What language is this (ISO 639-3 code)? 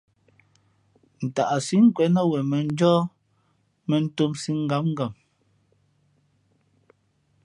fmp